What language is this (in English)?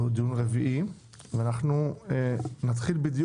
Hebrew